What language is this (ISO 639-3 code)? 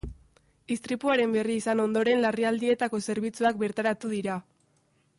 eus